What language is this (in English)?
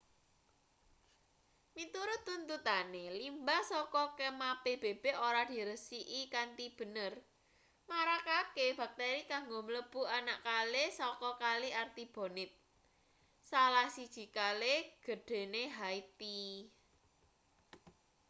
Javanese